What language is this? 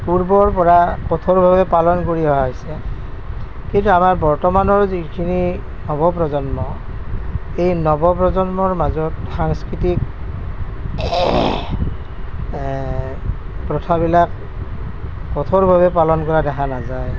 Assamese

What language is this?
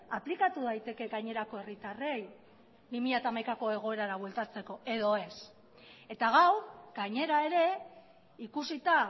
Basque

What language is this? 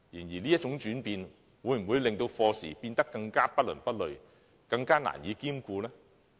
Cantonese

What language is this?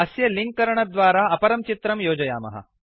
Sanskrit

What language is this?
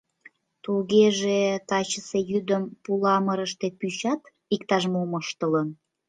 Mari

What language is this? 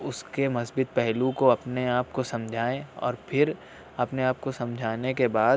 Urdu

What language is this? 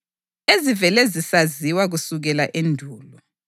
North Ndebele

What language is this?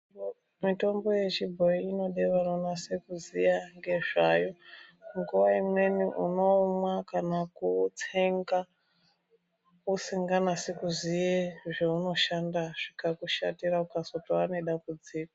Ndau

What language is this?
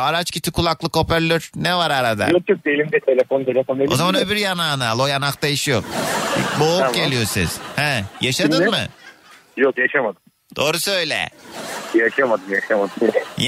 Turkish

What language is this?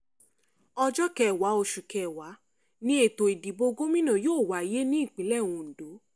Yoruba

